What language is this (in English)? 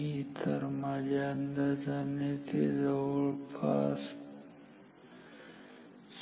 Marathi